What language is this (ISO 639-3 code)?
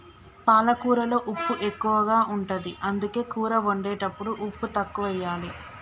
tel